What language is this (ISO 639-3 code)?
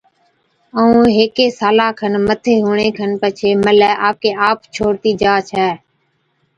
odk